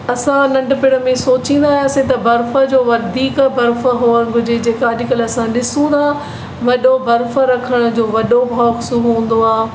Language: Sindhi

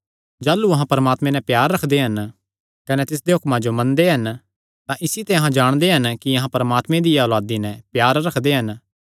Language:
Kangri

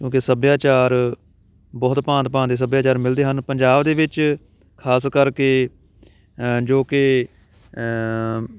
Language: Punjabi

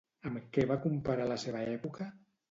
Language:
Catalan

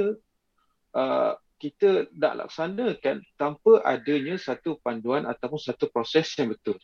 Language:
Malay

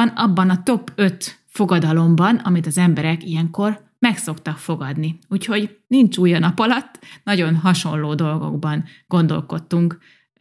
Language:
Hungarian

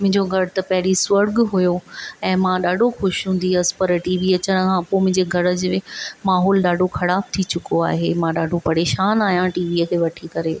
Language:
Sindhi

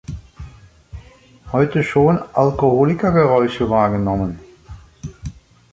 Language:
German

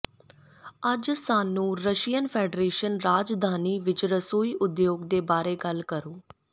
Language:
Punjabi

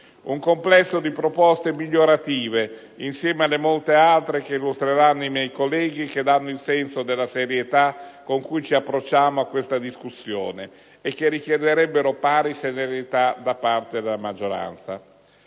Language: Italian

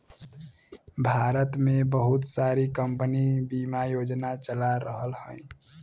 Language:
Bhojpuri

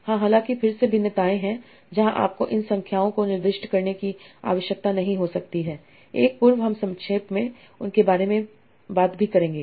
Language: Hindi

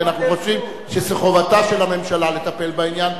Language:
Hebrew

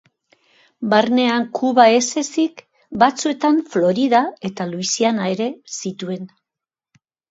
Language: Basque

